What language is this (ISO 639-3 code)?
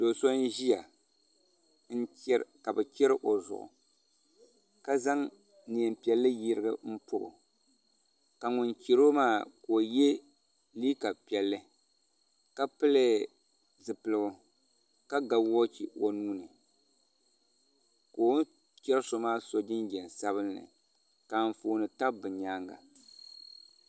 dag